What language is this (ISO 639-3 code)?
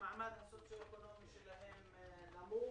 heb